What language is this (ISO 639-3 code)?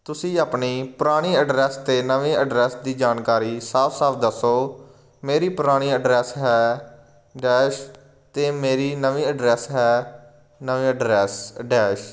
pan